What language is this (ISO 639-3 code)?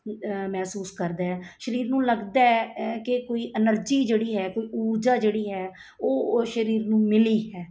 pan